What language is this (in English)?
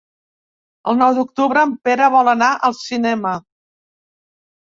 Catalan